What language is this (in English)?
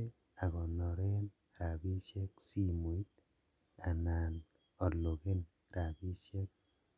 Kalenjin